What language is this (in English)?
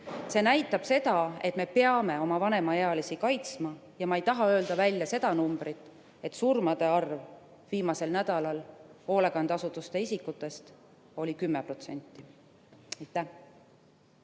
Estonian